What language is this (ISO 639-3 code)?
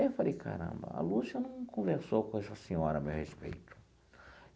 por